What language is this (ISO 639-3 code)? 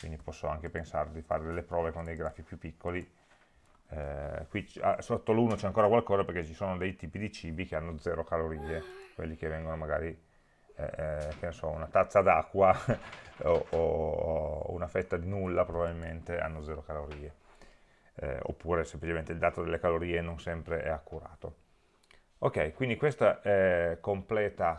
ita